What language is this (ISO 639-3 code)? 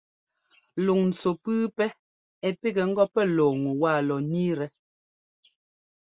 jgo